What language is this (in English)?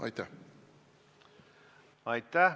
Estonian